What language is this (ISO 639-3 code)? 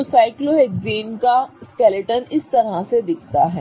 hin